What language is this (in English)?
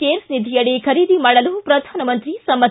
Kannada